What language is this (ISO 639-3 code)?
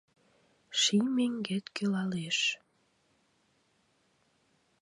chm